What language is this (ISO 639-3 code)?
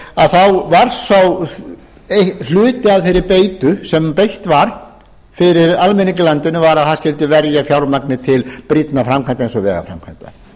isl